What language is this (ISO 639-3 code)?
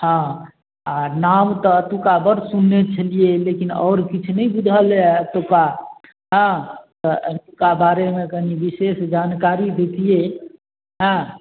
mai